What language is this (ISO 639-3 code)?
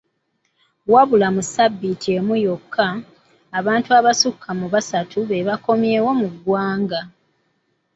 lug